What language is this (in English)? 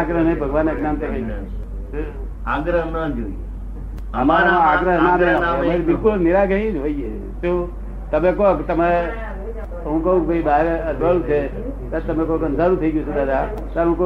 Gujarati